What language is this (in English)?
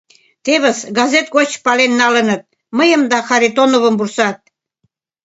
Mari